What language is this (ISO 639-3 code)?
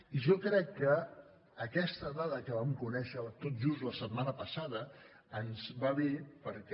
cat